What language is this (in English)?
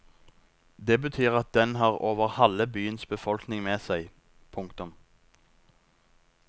Norwegian